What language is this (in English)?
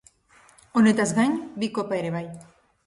Basque